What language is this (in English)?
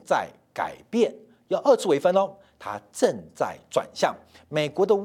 Chinese